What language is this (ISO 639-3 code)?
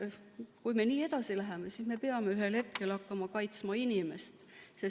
est